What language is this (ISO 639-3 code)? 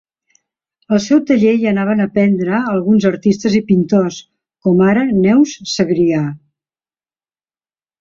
cat